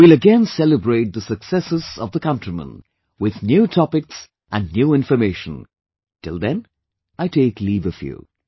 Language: English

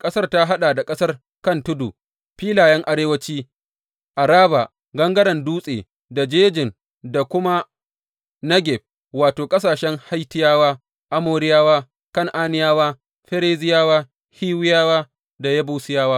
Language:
Hausa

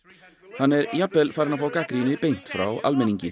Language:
Icelandic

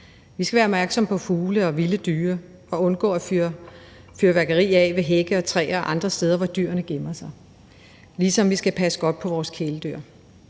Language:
Danish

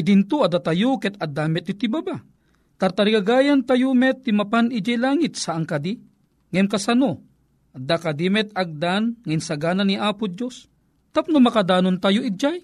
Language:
Filipino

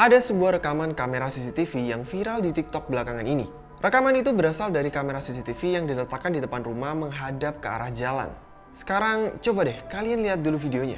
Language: Indonesian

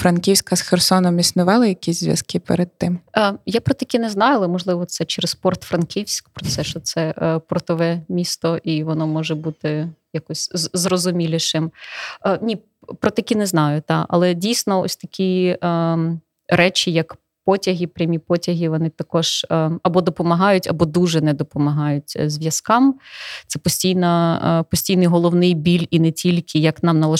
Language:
Ukrainian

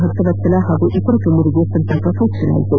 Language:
Kannada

